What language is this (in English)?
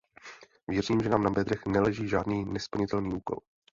Czech